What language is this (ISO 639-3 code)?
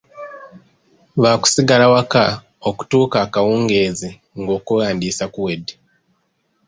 lug